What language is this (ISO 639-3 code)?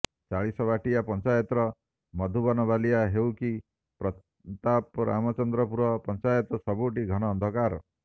ori